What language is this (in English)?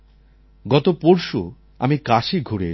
Bangla